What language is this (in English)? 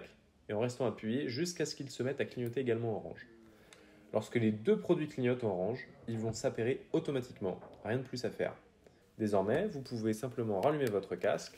French